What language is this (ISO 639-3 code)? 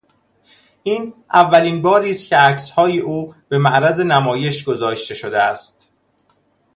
fas